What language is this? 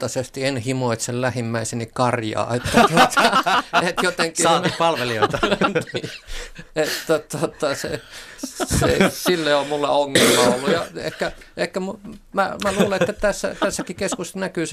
Finnish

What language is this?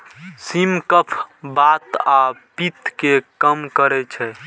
Maithili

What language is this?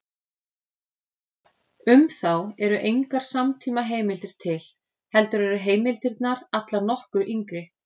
Icelandic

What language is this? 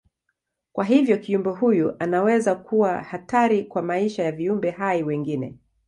Swahili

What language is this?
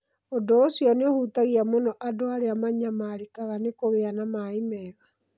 Kikuyu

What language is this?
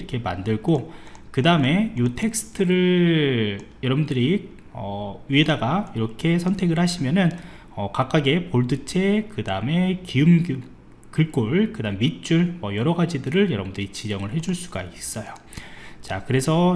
Korean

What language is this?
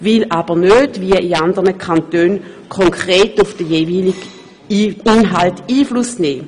Swiss German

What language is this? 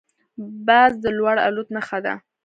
Pashto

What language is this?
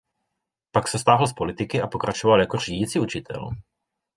Czech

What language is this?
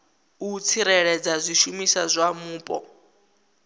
Venda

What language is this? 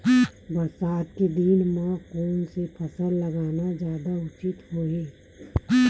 Chhattisgarhi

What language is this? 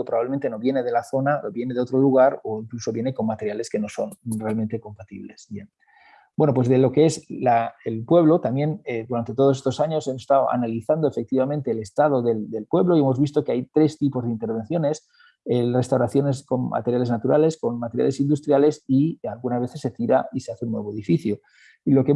Spanish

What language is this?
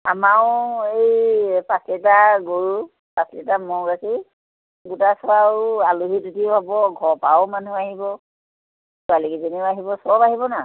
Assamese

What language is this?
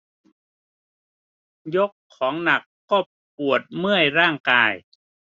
Thai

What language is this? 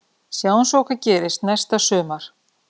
Icelandic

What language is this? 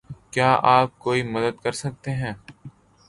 Urdu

